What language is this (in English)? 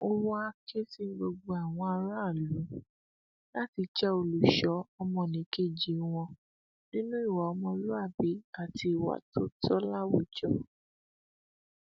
Yoruba